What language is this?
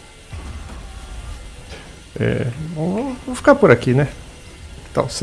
Portuguese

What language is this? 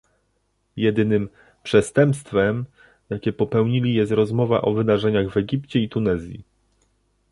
Polish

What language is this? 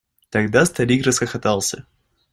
Russian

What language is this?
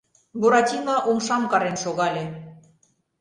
Mari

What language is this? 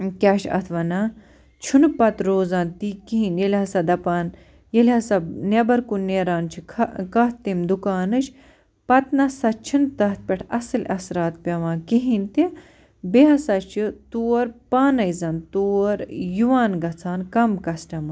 Kashmiri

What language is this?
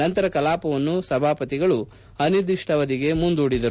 Kannada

